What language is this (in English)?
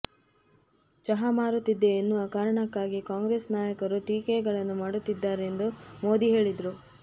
Kannada